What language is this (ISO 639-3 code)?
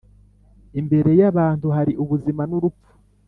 kin